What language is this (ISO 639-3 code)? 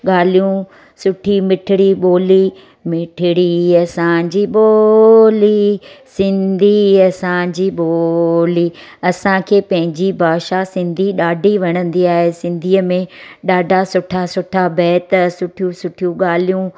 snd